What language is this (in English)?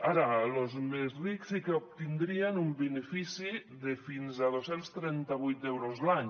Catalan